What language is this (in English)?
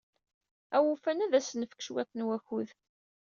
Kabyle